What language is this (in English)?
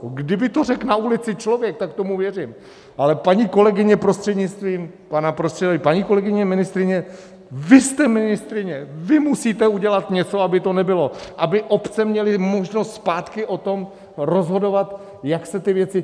Czech